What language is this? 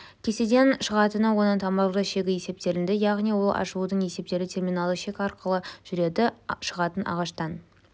Kazakh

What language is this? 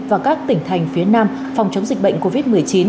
Vietnamese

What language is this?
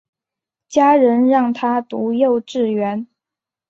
Chinese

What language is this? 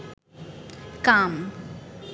Bangla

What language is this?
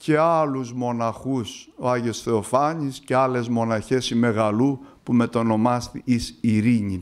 Greek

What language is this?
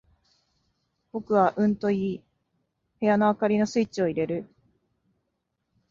Japanese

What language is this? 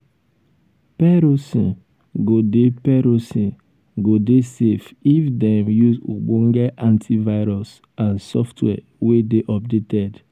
Nigerian Pidgin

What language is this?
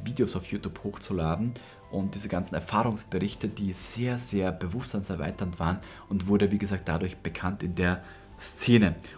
German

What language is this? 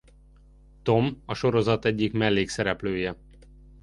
Hungarian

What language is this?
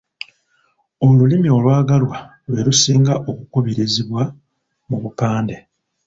Ganda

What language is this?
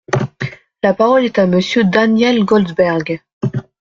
French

